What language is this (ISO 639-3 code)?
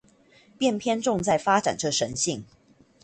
zho